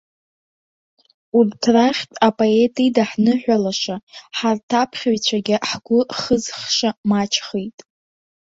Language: Abkhazian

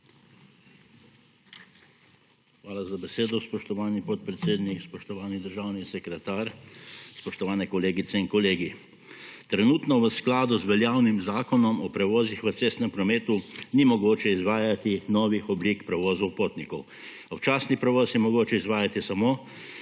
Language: Slovenian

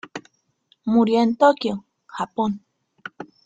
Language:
Spanish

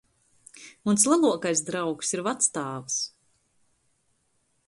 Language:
Latgalian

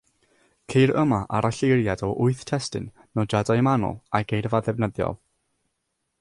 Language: Welsh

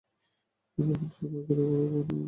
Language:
Bangla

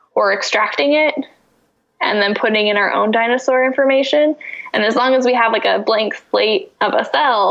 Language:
English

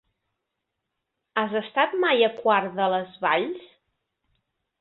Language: Catalan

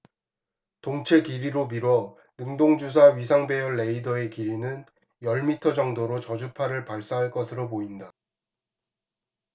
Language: Korean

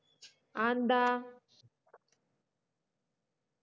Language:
Malayalam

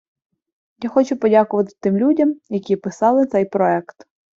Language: Ukrainian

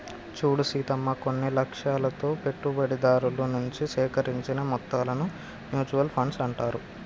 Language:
Telugu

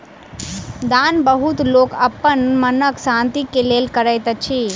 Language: Maithili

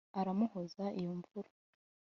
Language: Kinyarwanda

